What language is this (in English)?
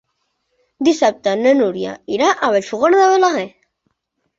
Catalan